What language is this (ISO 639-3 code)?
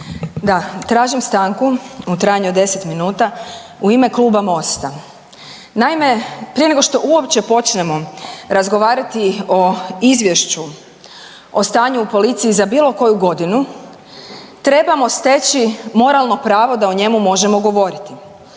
hrv